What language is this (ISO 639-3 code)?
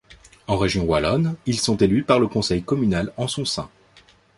fra